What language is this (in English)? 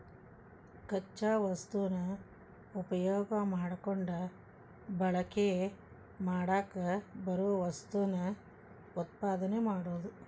Kannada